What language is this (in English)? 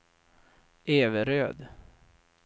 Swedish